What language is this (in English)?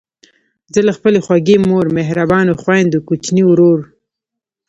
Pashto